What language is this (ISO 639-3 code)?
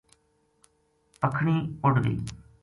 gju